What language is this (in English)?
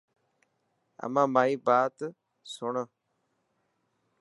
Dhatki